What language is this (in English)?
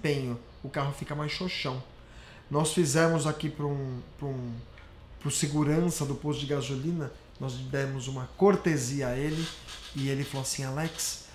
Portuguese